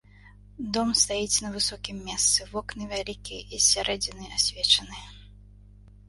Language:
Belarusian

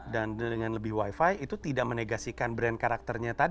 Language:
Indonesian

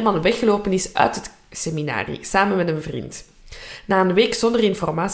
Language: Dutch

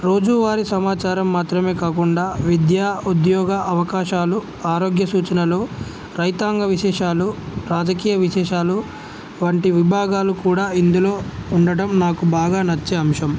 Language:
Telugu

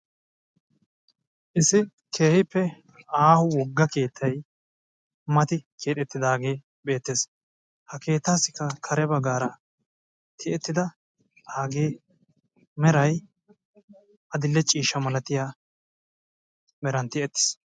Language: Wolaytta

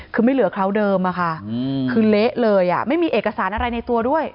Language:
Thai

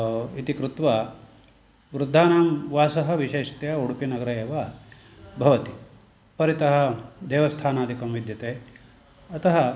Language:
Sanskrit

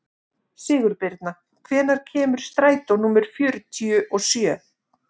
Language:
Icelandic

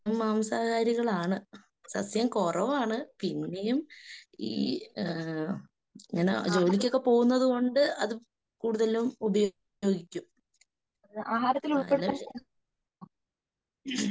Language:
Malayalam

